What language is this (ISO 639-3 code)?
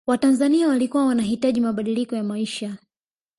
swa